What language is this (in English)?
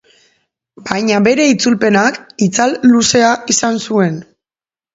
Basque